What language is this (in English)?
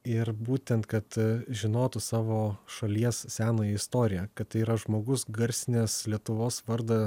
Lithuanian